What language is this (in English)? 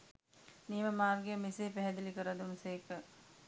Sinhala